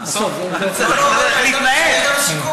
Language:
Hebrew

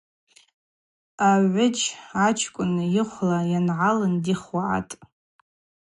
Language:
Abaza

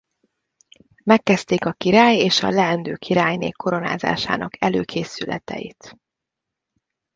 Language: Hungarian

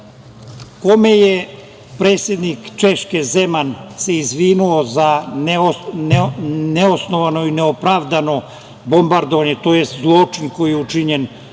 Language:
Serbian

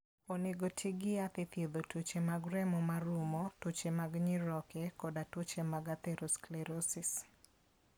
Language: Luo (Kenya and Tanzania)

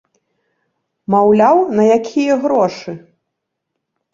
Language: Belarusian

